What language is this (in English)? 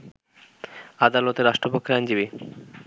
Bangla